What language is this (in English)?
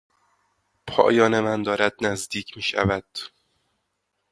Persian